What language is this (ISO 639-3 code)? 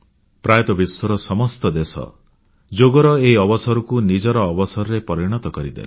ori